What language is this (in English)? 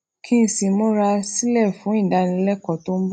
Yoruba